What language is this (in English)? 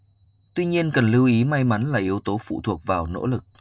Vietnamese